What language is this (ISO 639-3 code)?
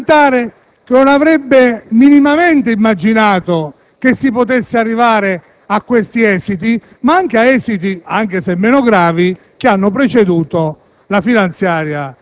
ita